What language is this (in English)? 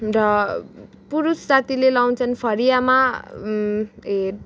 Nepali